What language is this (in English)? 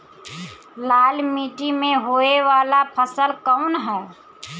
Bhojpuri